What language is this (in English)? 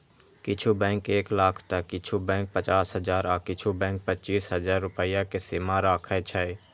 Maithili